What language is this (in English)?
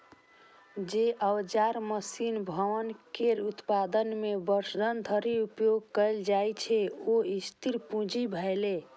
Maithili